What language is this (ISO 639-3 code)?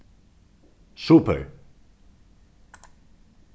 fao